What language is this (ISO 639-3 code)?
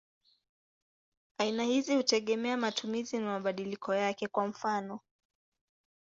swa